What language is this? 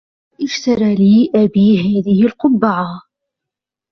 Arabic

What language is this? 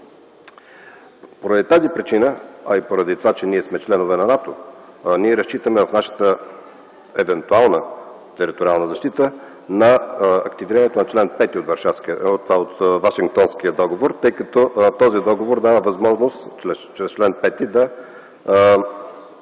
Bulgarian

